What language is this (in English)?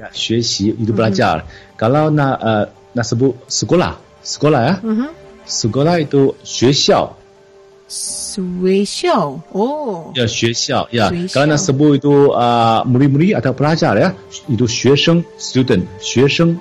Malay